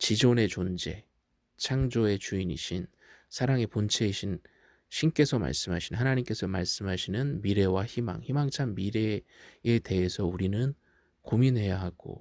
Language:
Korean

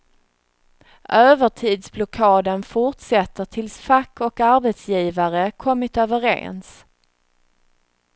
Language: Swedish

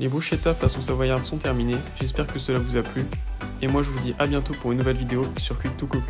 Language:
French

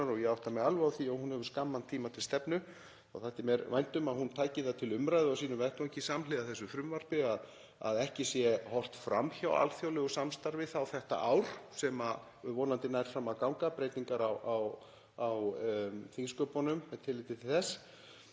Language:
Icelandic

